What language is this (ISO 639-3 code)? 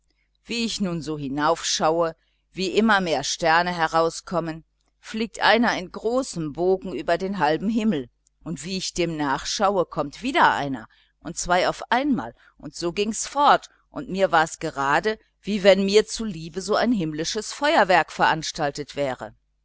deu